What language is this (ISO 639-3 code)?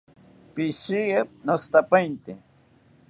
cpy